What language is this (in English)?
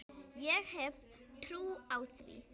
Icelandic